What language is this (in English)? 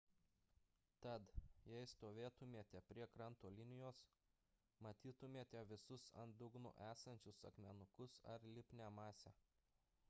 Lithuanian